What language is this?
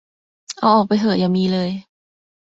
Thai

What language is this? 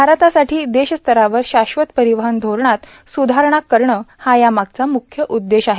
Marathi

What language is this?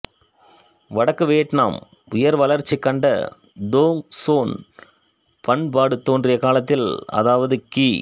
Tamil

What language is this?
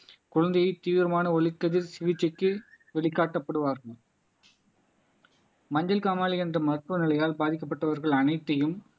Tamil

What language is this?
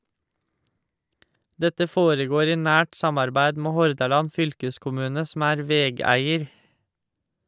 Norwegian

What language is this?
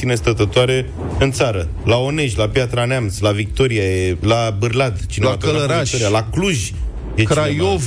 Romanian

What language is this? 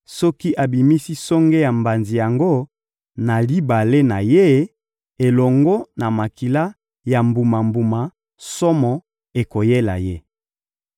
Lingala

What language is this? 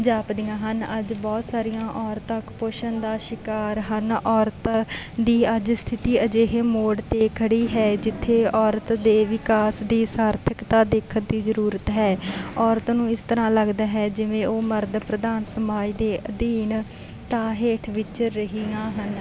Punjabi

